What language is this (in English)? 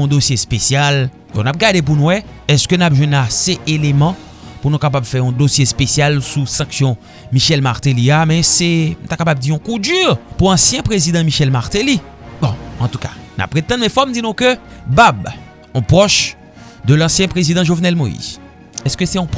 French